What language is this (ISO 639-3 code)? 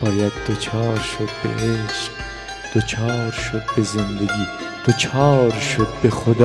fas